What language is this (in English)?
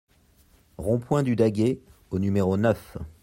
French